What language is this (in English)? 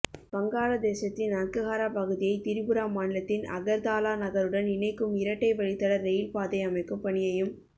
Tamil